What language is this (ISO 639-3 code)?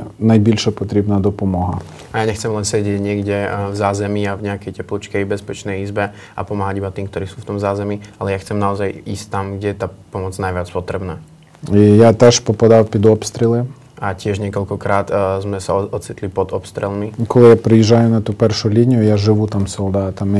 slk